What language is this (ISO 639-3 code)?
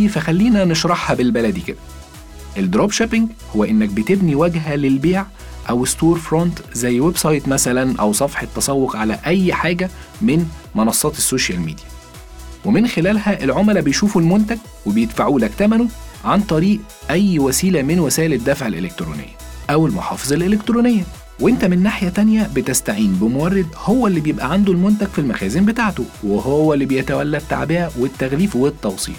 ara